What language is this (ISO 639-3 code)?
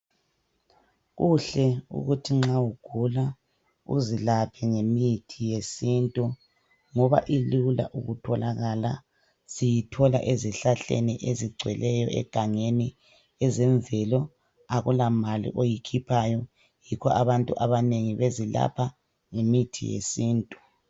nde